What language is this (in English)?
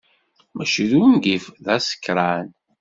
Kabyle